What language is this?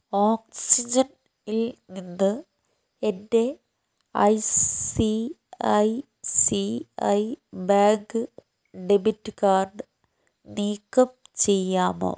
Malayalam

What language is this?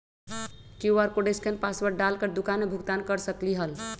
Magahi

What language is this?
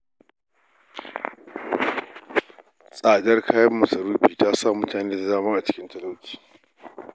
Hausa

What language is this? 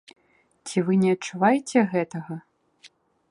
Belarusian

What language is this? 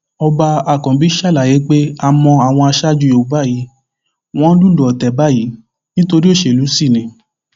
Yoruba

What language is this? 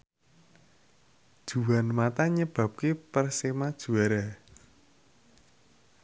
Javanese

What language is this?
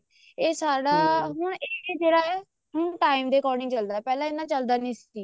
Punjabi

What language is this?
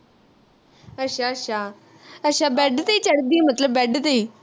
Punjabi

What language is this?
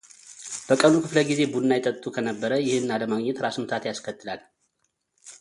Amharic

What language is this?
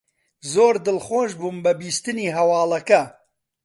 Central Kurdish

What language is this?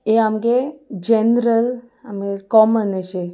Konkani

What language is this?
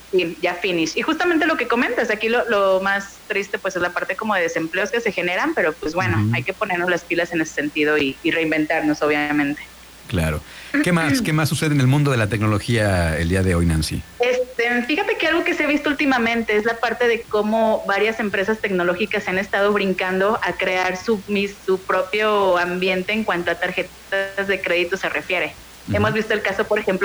Spanish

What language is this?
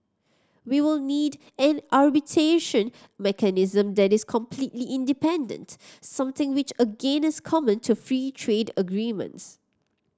English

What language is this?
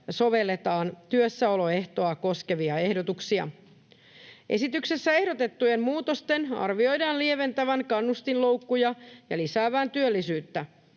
Finnish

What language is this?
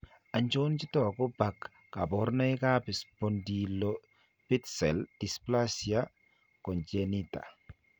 Kalenjin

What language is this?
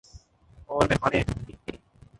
Urdu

